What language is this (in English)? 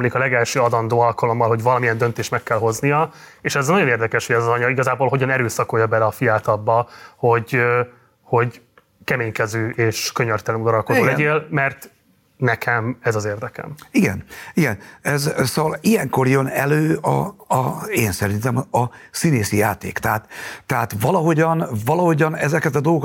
Hungarian